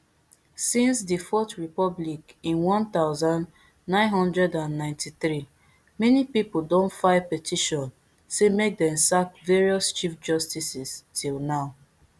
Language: Nigerian Pidgin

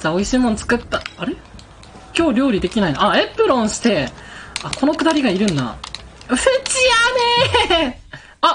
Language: Japanese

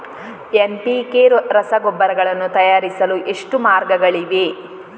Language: Kannada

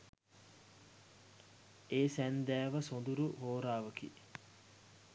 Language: Sinhala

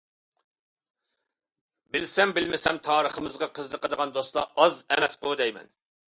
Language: Uyghur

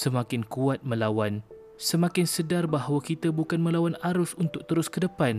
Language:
Malay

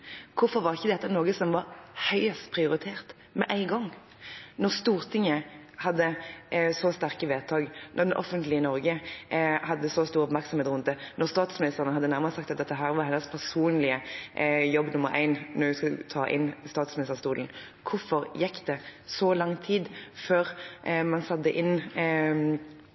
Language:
Norwegian Bokmål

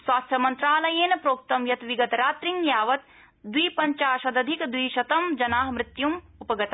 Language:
Sanskrit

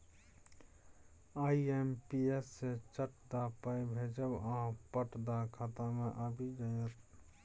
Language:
Maithili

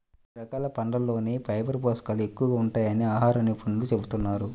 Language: Telugu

